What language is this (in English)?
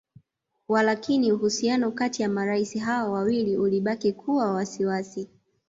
Swahili